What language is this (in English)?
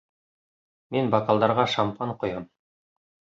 Bashkir